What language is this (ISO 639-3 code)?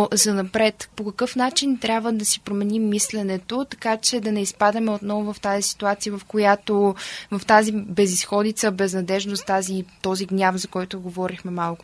bul